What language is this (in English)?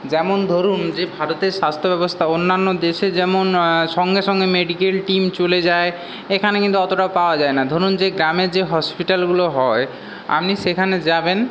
Bangla